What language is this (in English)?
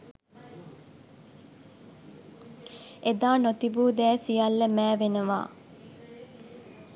Sinhala